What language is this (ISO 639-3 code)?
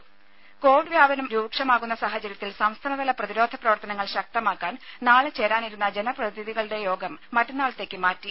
mal